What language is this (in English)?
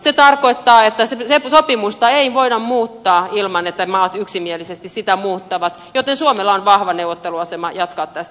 Finnish